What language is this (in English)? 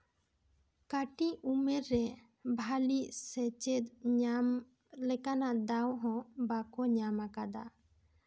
Santali